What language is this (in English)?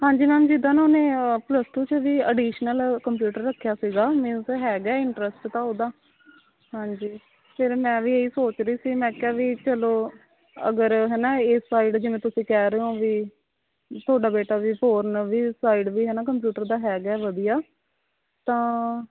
Punjabi